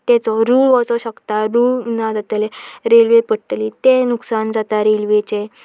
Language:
Konkani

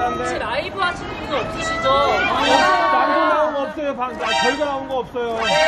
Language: Korean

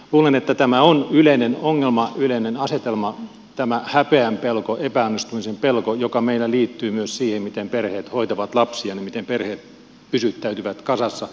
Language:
Finnish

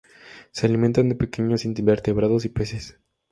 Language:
Spanish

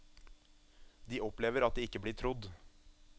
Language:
Norwegian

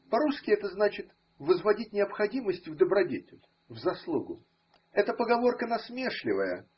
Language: Russian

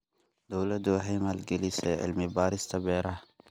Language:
Somali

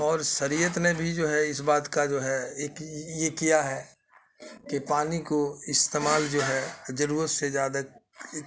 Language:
Urdu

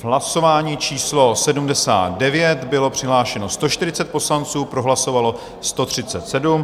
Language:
Czech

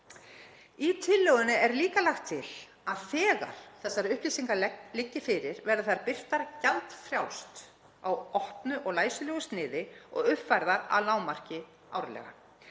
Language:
Icelandic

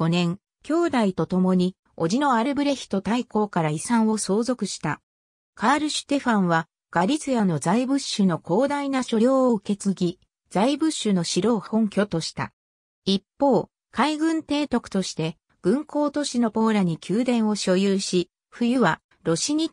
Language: Japanese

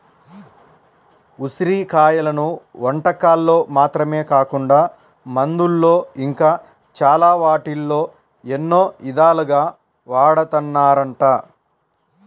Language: Telugu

